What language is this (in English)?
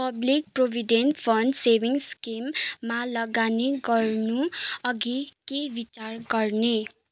Nepali